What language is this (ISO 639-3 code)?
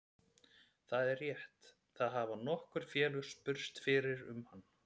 isl